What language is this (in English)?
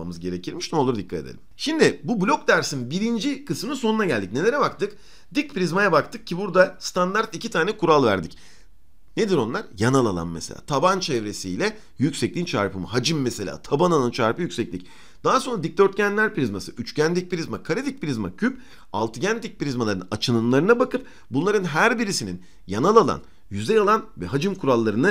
Turkish